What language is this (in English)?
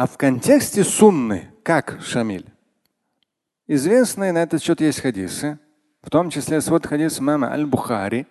Russian